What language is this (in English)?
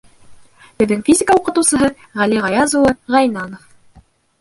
Bashkir